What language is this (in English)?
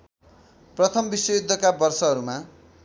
Nepali